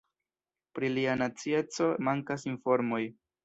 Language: Esperanto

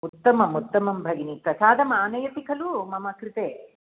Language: Sanskrit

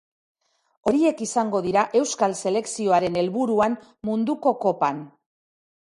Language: Basque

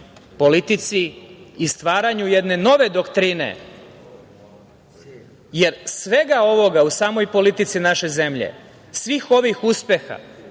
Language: Serbian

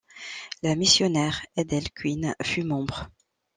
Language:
French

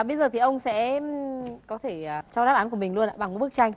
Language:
Vietnamese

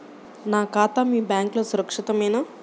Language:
Telugu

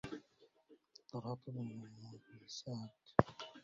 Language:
Arabic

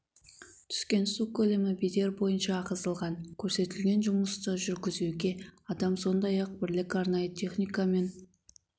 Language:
Kazakh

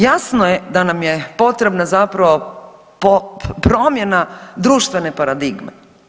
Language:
Croatian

